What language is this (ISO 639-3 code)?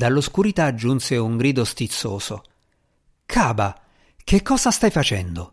ita